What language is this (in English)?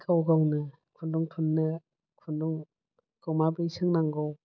Bodo